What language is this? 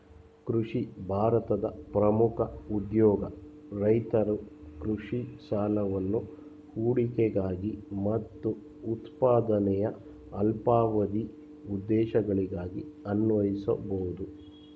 Kannada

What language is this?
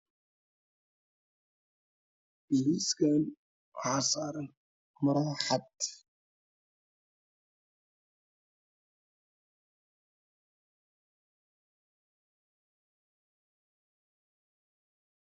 Somali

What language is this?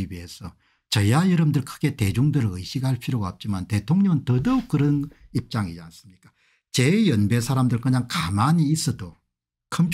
Korean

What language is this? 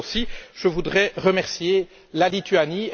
French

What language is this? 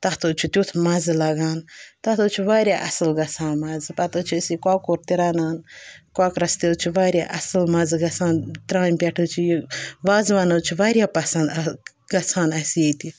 Kashmiri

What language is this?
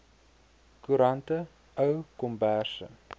Afrikaans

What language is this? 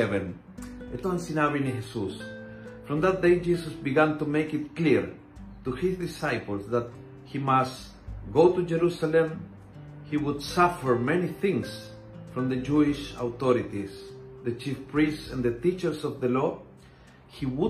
Filipino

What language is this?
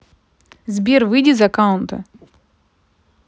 Russian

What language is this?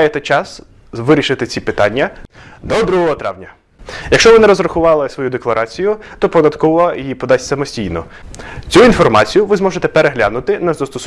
Ukrainian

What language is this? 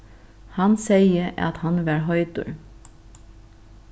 Faroese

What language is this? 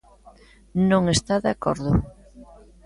Galician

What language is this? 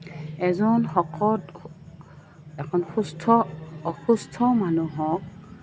Assamese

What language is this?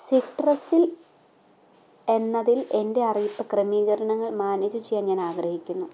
Malayalam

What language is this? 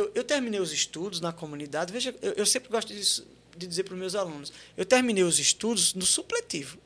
Portuguese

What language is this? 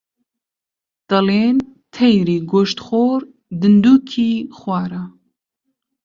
Central Kurdish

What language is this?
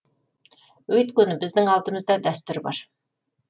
Kazakh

